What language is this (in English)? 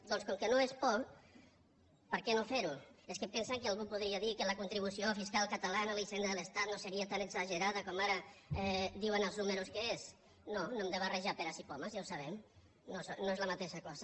Catalan